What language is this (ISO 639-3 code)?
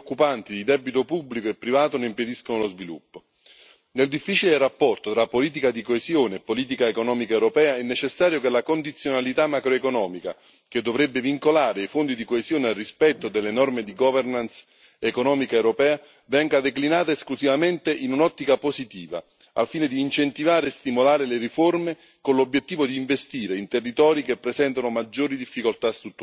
ita